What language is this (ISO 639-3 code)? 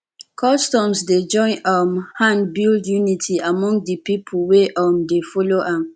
pcm